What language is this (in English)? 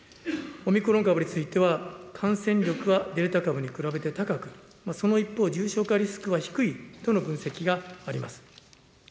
Japanese